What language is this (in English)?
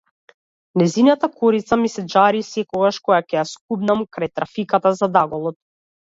Macedonian